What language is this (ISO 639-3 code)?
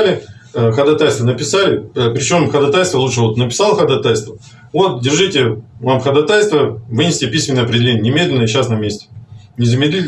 rus